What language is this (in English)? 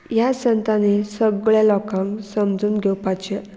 Konkani